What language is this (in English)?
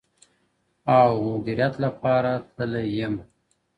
Pashto